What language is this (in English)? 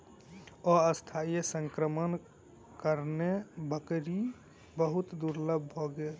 Maithili